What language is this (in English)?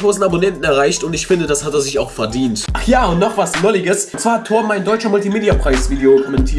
German